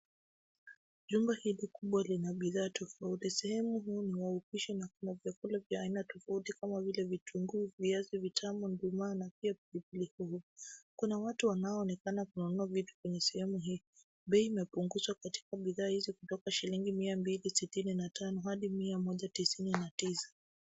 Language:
Swahili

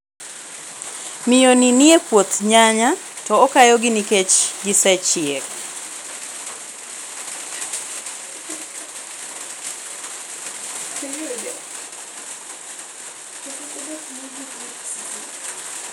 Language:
Luo (Kenya and Tanzania)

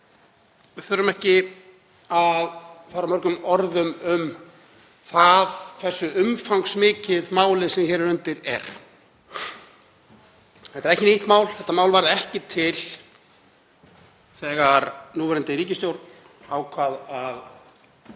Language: Icelandic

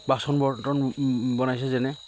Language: Assamese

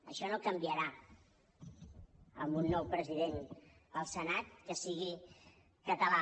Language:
Catalan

